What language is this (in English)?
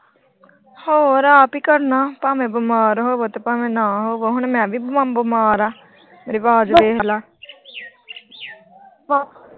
Punjabi